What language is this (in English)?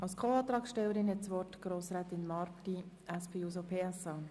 Swiss German